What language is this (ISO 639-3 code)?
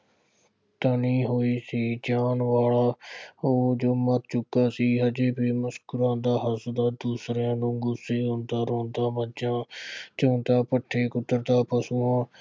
pan